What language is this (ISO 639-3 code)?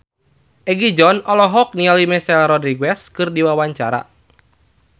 sun